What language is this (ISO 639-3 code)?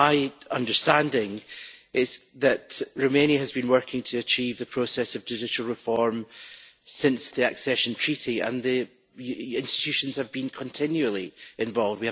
eng